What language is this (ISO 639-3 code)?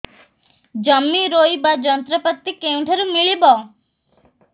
ori